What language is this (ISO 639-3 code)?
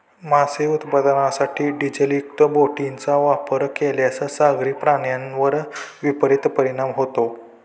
mar